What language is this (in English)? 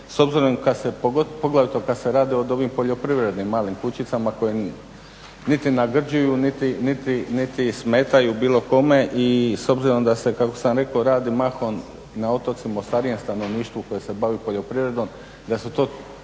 Croatian